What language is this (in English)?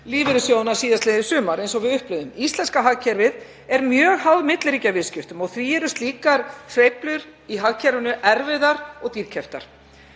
Icelandic